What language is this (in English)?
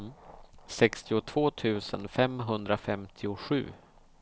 Swedish